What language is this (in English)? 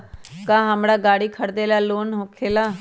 Magahi